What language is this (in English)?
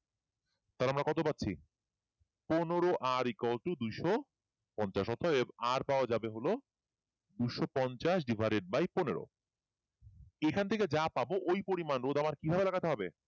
Bangla